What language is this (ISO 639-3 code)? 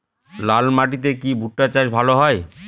ben